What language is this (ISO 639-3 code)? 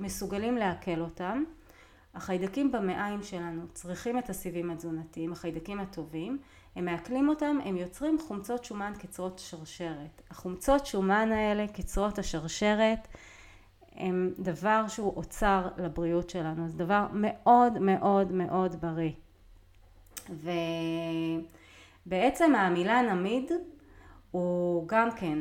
heb